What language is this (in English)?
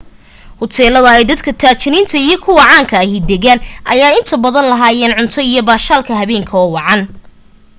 Somali